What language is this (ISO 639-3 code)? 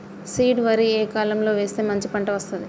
tel